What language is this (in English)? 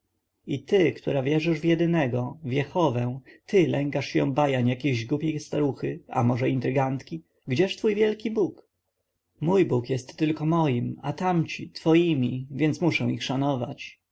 Polish